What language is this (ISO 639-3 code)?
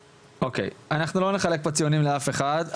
heb